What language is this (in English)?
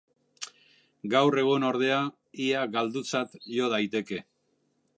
Basque